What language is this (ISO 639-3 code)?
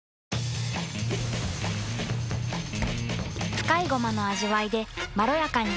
jpn